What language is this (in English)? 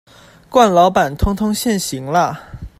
Chinese